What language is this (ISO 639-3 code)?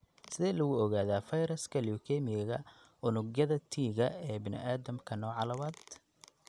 som